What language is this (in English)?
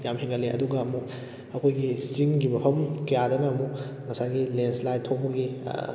Manipuri